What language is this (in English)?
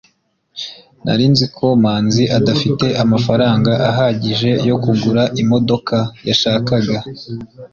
Kinyarwanda